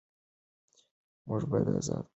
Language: Pashto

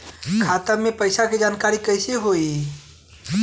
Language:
Bhojpuri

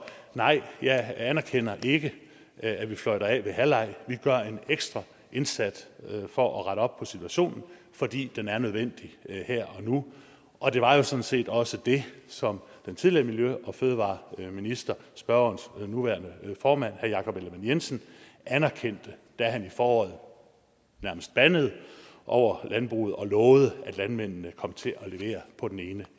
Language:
Danish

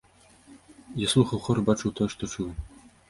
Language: Belarusian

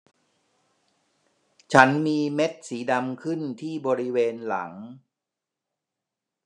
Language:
Thai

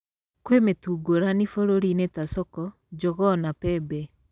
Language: Kikuyu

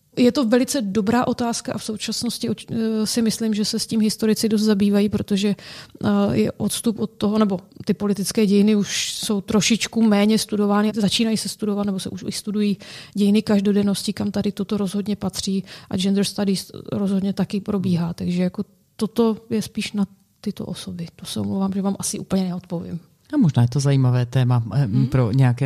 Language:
Czech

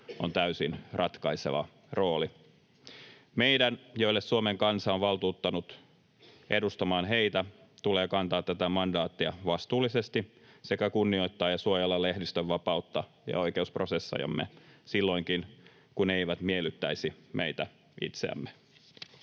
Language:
Finnish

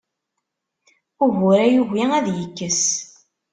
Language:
Kabyle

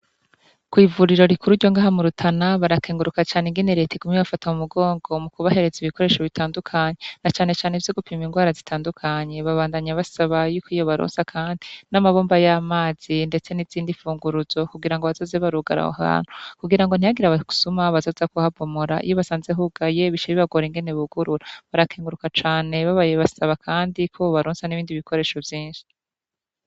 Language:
Rundi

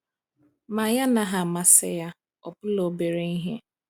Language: Igbo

